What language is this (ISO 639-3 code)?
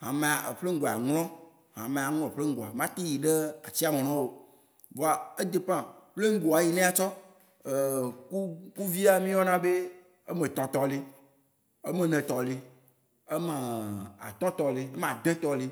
wci